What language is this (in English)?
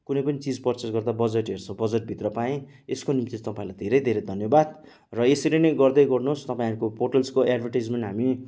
Nepali